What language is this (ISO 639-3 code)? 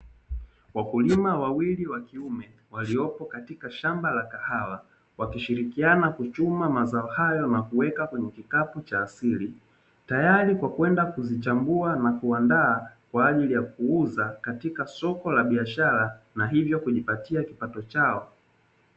swa